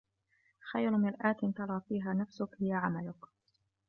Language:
Arabic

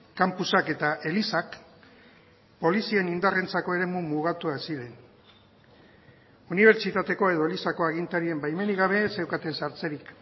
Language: Basque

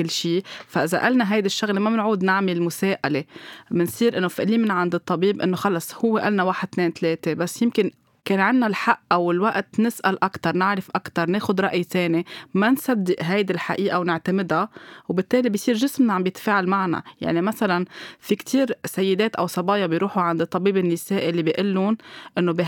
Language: Arabic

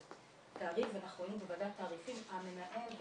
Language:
Hebrew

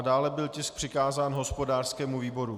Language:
Czech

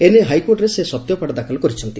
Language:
Odia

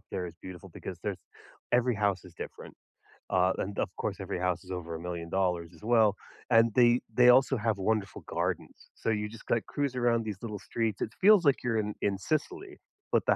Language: English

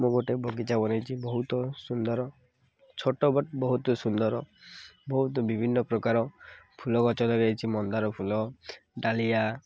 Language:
Odia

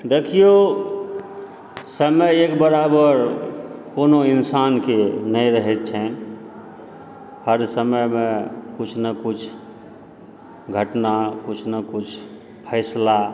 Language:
Maithili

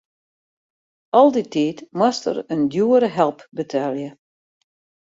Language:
Western Frisian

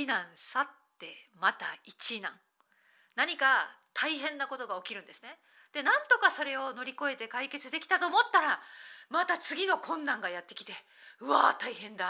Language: Japanese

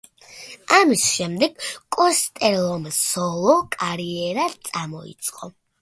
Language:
Georgian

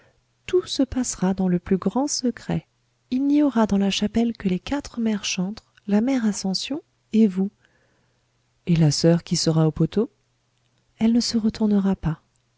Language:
French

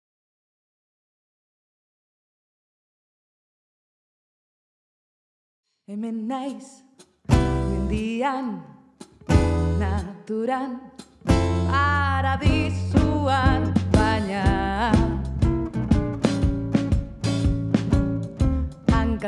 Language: Basque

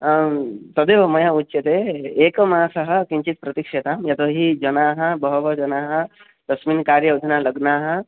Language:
Sanskrit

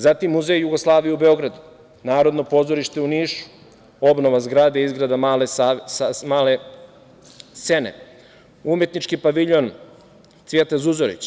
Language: Serbian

